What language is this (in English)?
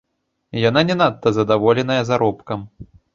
Belarusian